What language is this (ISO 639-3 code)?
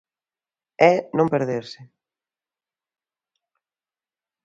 glg